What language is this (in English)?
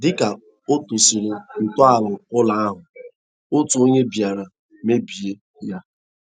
Igbo